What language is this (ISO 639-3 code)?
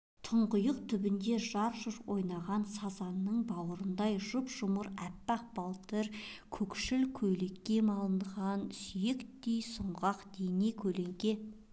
kaz